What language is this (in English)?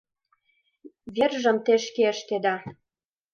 Mari